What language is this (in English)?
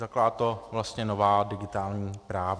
Czech